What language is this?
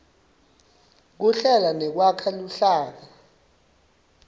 Swati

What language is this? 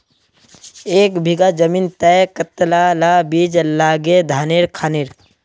Magahi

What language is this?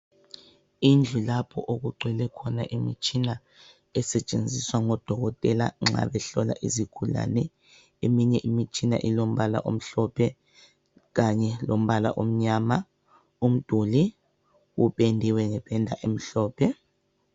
North Ndebele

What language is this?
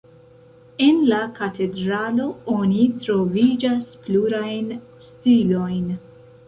Esperanto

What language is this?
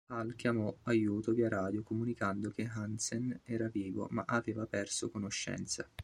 Italian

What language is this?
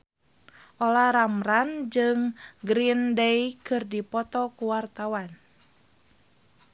Sundanese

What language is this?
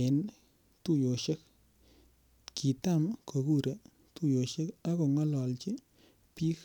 Kalenjin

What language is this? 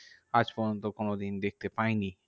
Bangla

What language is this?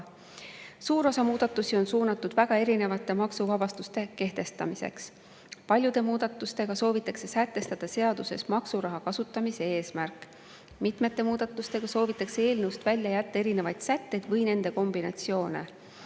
Estonian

